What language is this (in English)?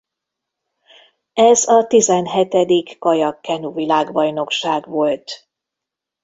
Hungarian